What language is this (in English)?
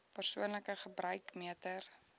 Afrikaans